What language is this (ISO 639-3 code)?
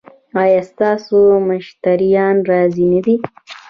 pus